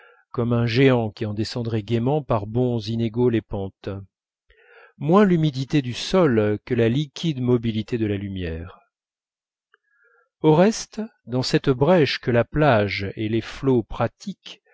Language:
French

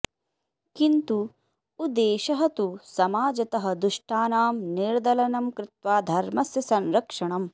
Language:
Sanskrit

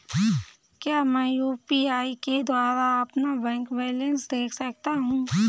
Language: Hindi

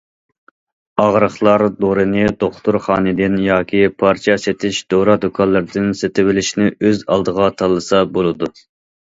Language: Uyghur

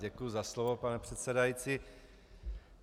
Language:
Czech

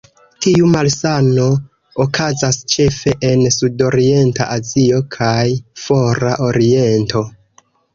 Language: Esperanto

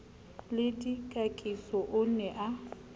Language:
Southern Sotho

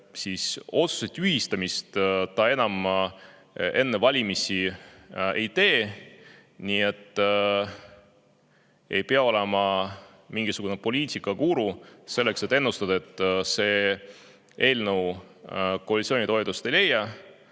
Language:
Estonian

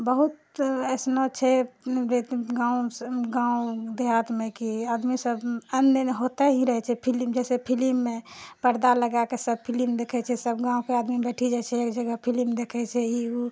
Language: Maithili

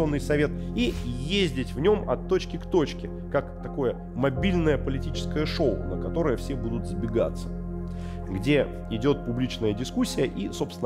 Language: Russian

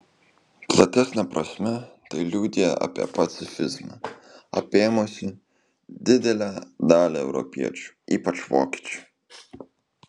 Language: Lithuanian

